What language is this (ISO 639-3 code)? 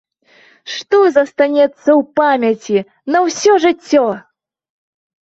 bel